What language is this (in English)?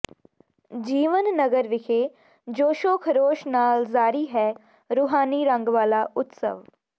Punjabi